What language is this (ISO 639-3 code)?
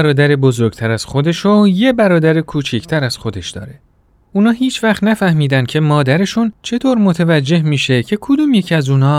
fas